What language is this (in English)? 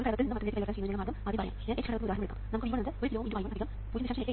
Malayalam